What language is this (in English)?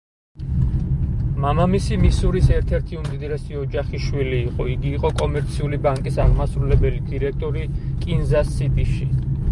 Georgian